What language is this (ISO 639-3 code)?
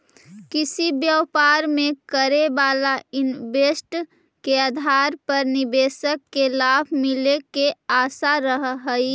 mag